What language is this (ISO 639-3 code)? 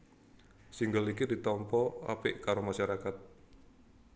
jav